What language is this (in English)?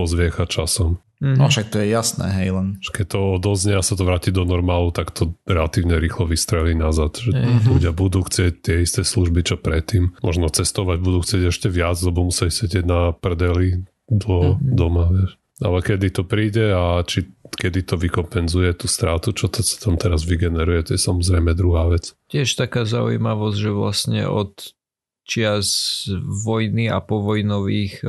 Slovak